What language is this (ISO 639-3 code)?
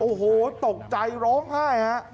tha